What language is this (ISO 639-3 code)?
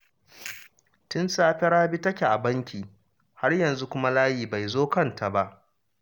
hau